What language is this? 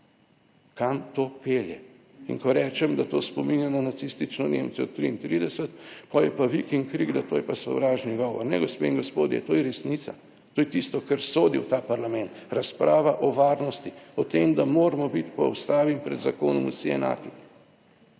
Slovenian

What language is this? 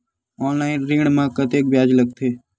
Chhattisgarhi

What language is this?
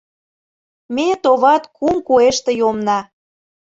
Mari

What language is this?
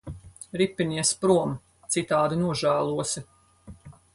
Latvian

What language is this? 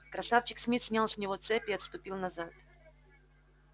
Russian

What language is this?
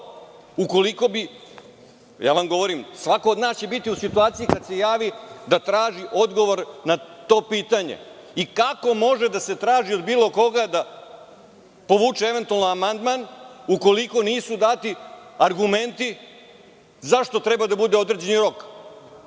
Serbian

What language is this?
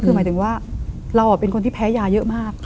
Thai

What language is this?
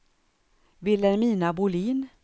Swedish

